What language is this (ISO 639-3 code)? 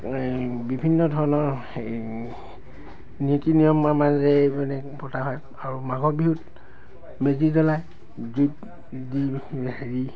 asm